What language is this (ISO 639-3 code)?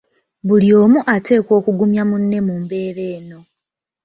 lug